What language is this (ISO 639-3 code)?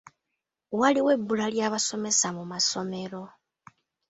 lug